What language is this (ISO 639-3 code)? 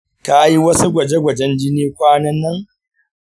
hau